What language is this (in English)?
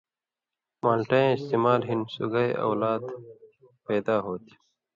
Indus Kohistani